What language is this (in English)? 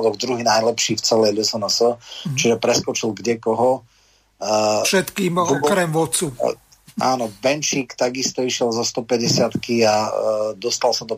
Slovak